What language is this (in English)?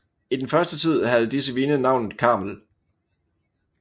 Danish